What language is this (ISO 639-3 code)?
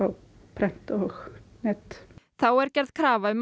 isl